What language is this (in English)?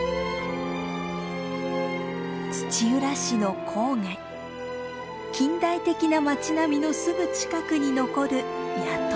Japanese